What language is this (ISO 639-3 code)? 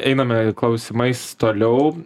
lit